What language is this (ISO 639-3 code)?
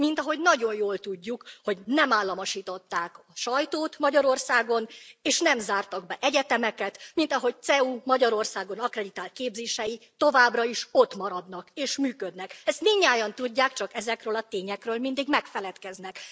hun